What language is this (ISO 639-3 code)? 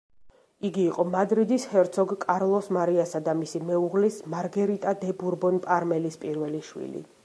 kat